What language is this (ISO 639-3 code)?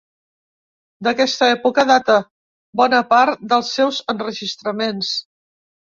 cat